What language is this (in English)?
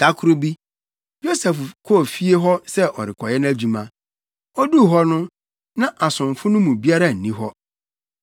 Akan